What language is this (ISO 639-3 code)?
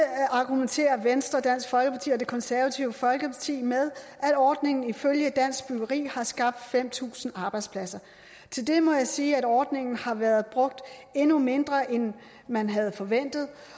dan